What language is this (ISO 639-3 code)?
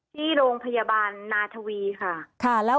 tha